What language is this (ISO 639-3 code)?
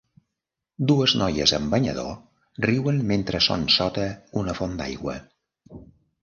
cat